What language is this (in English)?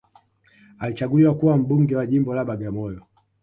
Swahili